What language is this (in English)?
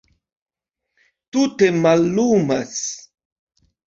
Esperanto